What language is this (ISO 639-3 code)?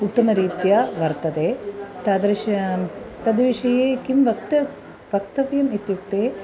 san